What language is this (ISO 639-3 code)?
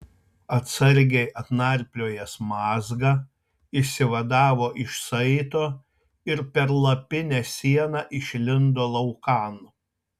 lit